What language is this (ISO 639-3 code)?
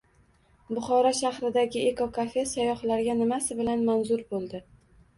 uzb